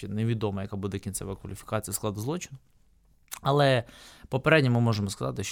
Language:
Ukrainian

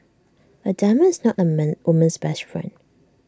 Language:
English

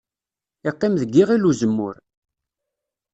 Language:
Kabyle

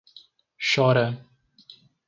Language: Portuguese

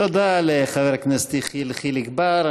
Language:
Hebrew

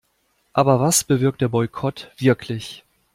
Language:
German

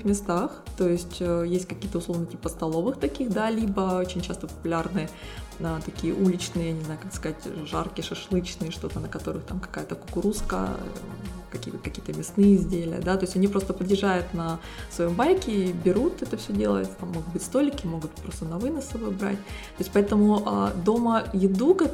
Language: Russian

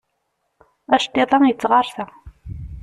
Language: Kabyle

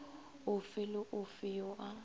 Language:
Northern Sotho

